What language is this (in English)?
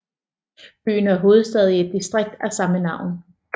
Danish